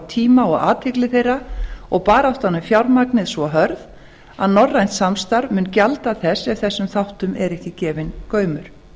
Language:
Icelandic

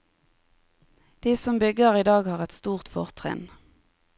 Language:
Norwegian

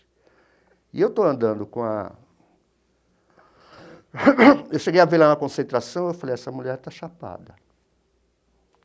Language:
Portuguese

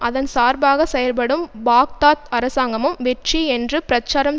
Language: Tamil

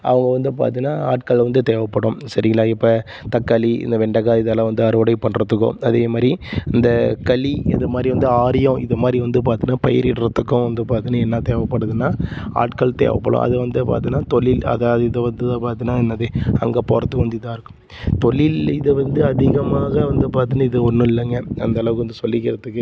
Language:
Tamil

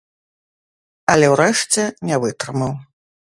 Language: Belarusian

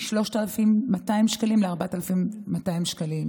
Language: Hebrew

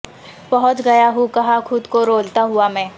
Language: Urdu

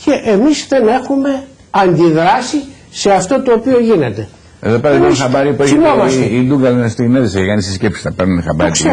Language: Greek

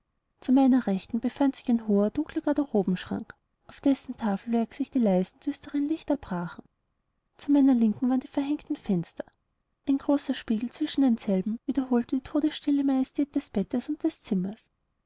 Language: German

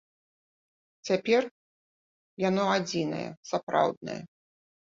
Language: Belarusian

